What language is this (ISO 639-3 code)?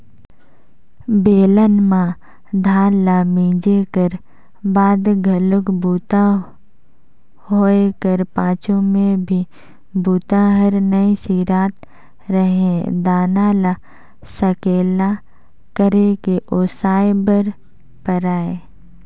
hne